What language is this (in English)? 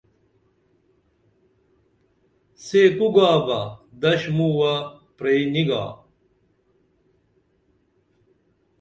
Dameli